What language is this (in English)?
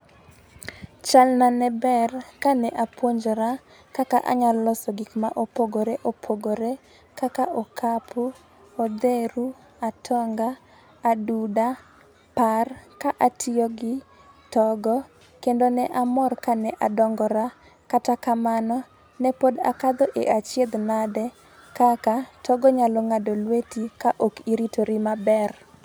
Luo (Kenya and Tanzania)